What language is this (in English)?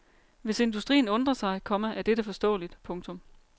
Danish